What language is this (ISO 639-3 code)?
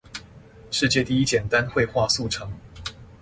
zho